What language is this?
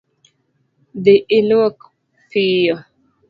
Luo (Kenya and Tanzania)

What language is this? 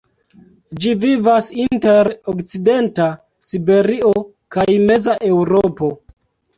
Esperanto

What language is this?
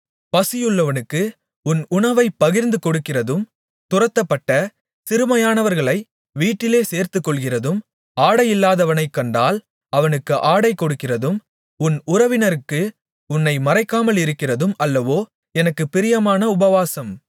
Tamil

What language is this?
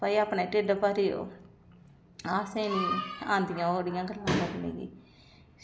Dogri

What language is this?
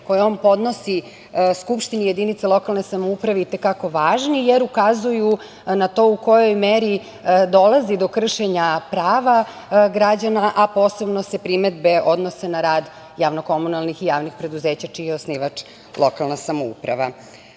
Serbian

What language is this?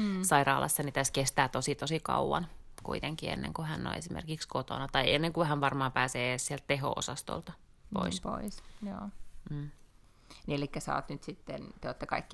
Finnish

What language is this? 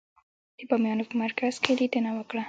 Pashto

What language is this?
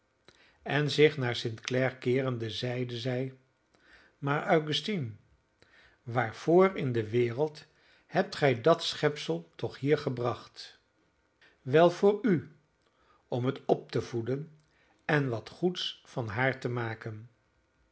Dutch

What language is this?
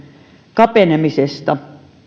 Finnish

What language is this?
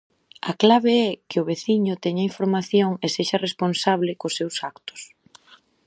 Galician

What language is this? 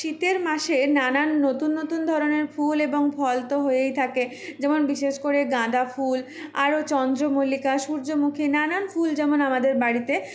Bangla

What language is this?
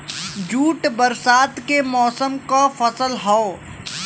Bhojpuri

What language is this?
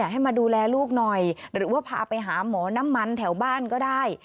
Thai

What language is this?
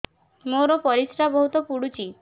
Odia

